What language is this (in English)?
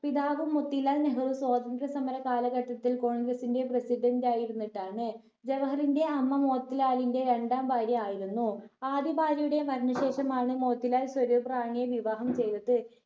Malayalam